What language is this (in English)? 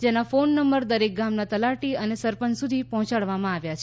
Gujarati